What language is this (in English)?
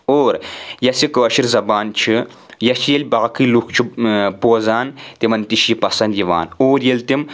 Kashmiri